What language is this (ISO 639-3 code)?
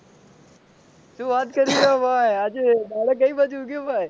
guj